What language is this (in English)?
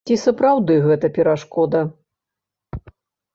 Belarusian